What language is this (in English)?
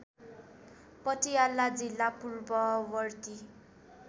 Nepali